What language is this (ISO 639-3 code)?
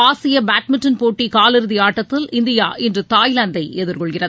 tam